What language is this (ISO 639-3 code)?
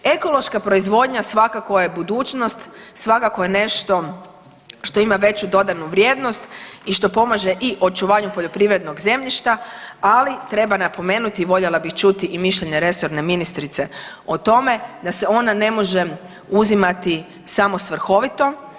hrv